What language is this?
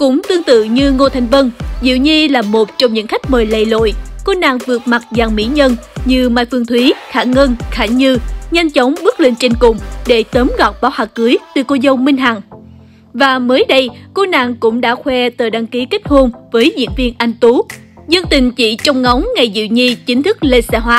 Vietnamese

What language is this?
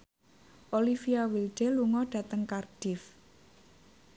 Javanese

